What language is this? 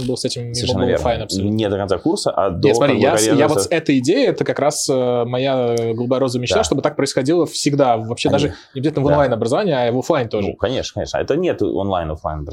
Russian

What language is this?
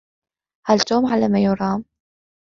Arabic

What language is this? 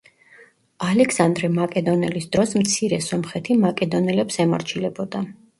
Georgian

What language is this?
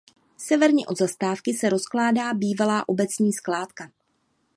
Czech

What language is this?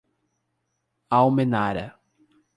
Portuguese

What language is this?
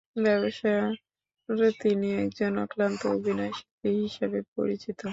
Bangla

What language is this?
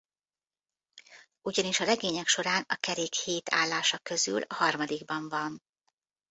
Hungarian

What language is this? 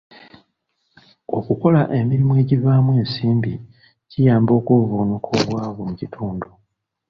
Ganda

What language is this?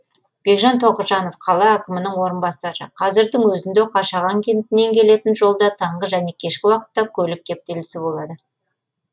Kazakh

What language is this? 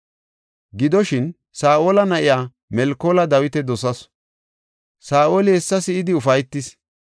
Gofa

